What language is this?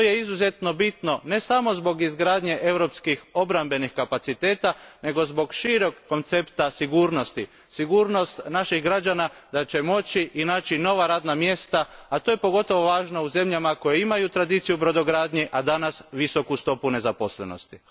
Croatian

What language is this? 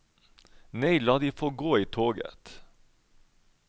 Norwegian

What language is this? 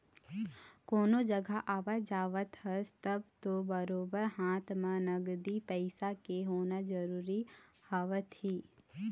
Chhattisgarhi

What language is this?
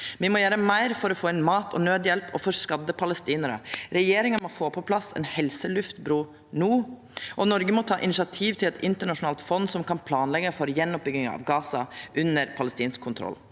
Norwegian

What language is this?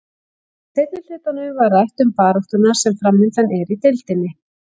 Icelandic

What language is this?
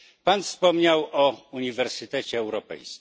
Polish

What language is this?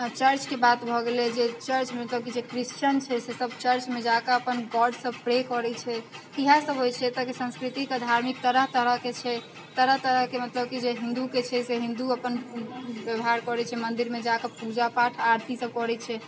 Maithili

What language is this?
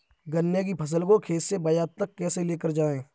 Hindi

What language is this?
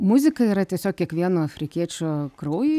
Lithuanian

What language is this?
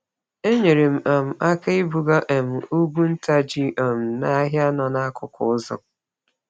Igbo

